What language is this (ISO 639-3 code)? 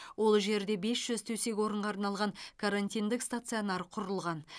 kaz